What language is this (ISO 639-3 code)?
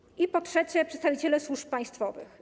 pol